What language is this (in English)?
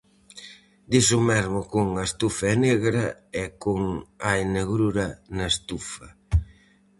Galician